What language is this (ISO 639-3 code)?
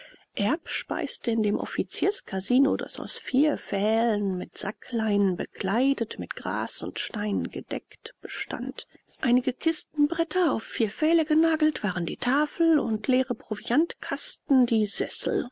deu